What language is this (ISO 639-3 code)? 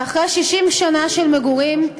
heb